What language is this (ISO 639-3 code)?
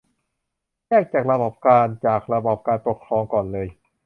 tha